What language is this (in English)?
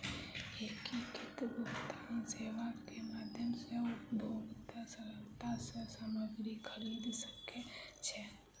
Maithili